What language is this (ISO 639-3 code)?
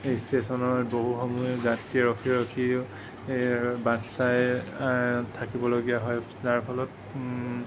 asm